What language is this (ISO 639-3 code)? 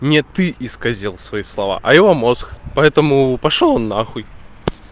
rus